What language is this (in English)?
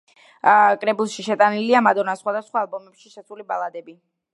Georgian